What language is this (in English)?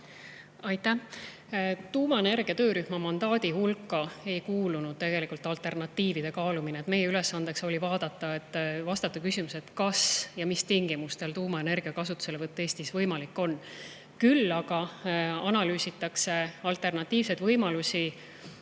Estonian